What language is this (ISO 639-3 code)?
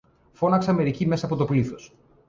ell